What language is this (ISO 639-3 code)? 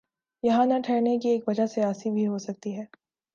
urd